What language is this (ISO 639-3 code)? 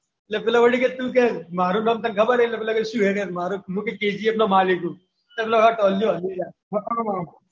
guj